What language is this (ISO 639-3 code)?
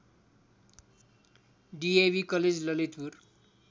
nep